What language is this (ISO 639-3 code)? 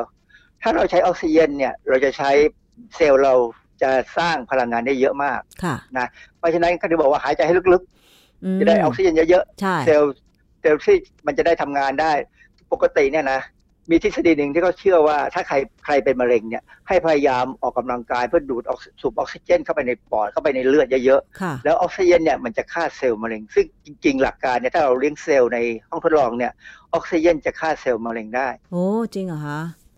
tha